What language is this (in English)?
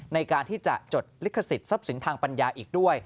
Thai